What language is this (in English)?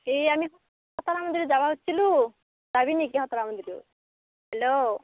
Assamese